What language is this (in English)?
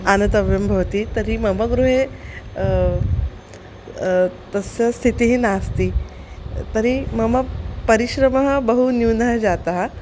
Sanskrit